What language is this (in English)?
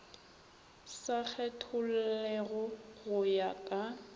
Northern Sotho